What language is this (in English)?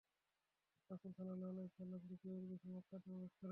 Bangla